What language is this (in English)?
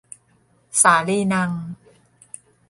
Thai